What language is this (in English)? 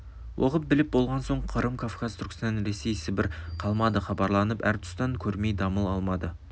Kazakh